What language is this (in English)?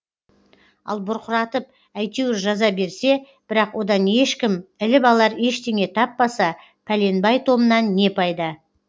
Kazakh